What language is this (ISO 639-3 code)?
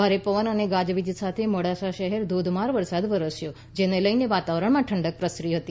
guj